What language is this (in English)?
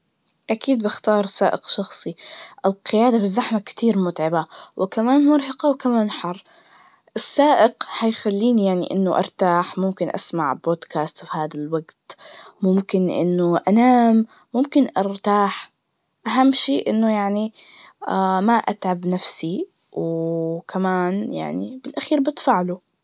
Najdi Arabic